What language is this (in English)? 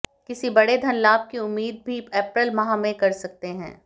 Hindi